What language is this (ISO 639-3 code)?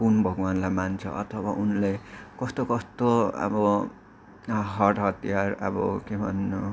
nep